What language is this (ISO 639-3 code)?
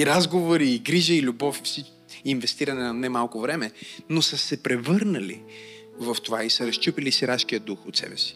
bul